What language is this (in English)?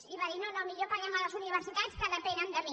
Catalan